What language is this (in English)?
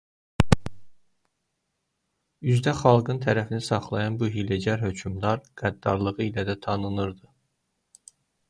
Azerbaijani